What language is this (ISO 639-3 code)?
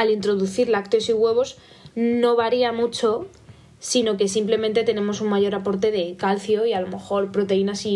spa